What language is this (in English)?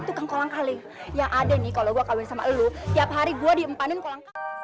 Indonesian